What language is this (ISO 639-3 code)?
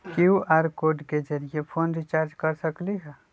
mag